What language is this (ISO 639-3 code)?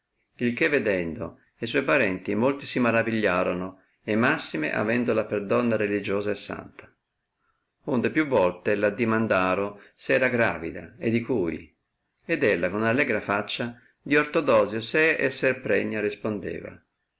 ita